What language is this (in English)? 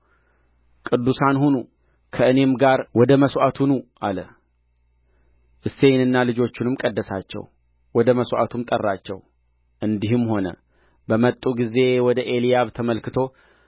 Amharic